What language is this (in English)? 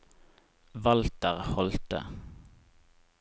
Norwegian